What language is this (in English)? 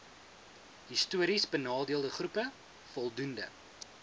Afrikaans